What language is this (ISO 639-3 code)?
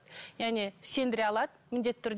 kaz